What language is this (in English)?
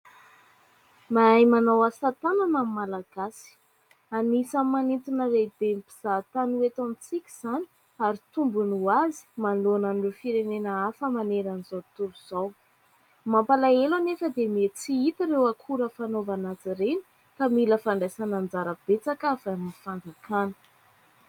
Malagasy